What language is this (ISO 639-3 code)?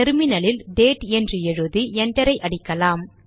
tam